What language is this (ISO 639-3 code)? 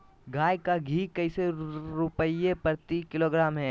mag